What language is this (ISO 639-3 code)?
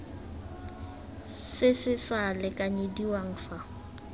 tsn